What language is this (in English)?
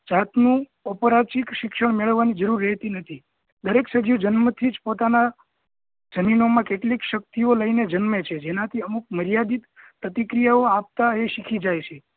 Gujarati